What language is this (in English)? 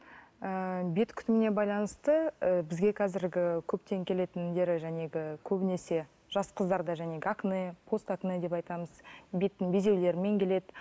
Kazakh